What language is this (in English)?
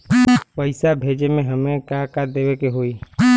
Bhojpuri